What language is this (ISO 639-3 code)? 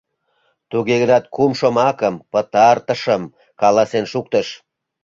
chm